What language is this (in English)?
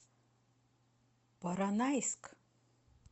Russian